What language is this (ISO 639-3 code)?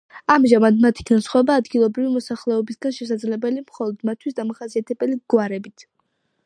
kat